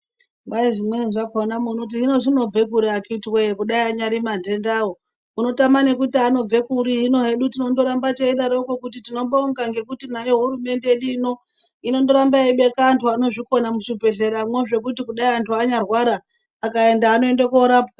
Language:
Ndau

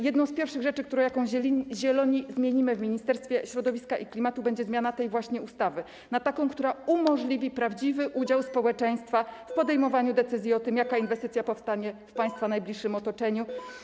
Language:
Polish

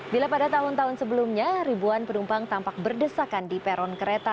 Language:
Indonesian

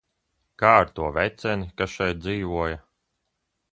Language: Latvian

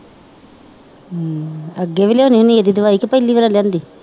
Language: Punjabi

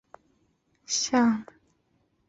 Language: Chinese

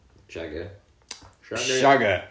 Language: English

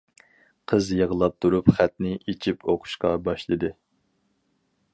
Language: Uyghur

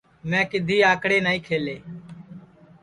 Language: Sansi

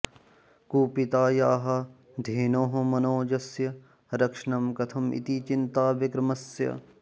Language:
Sanskrit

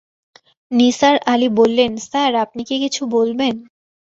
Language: Bangla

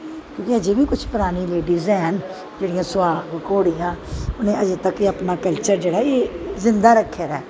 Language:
Dogri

